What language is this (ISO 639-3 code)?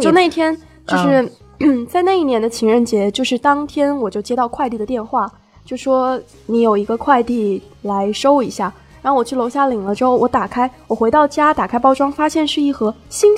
zho